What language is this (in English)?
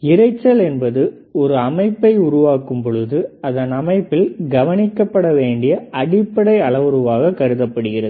Tamil